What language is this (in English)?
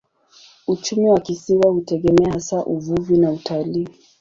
Swahili